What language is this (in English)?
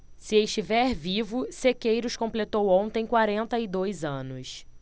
Portuguese